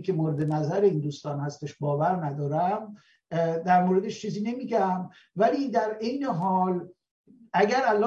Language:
Persian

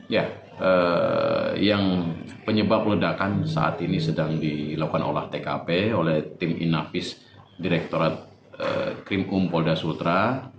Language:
Indonesian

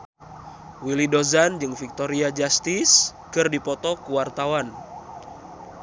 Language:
Sundanese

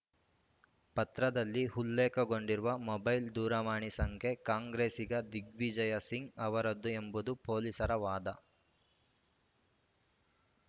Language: Kannada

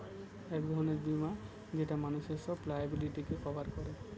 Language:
Bangla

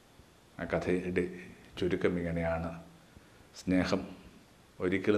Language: Malayalam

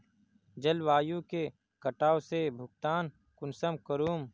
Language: Magahi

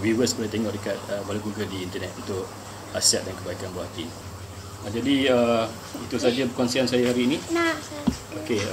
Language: Malay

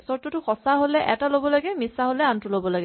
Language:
Assamese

